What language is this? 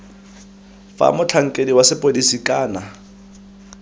Tswana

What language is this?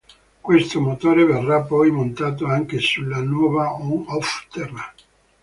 Italian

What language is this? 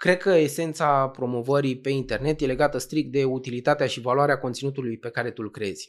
Romanian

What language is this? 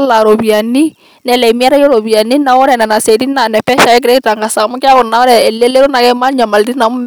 Masai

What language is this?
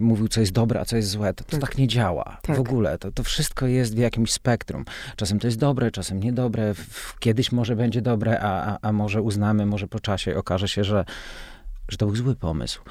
Polish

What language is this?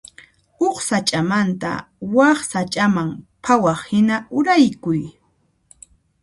Puno Quechua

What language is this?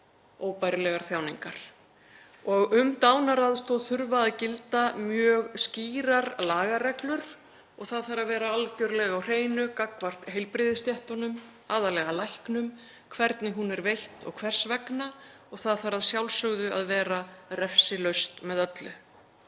Icelandic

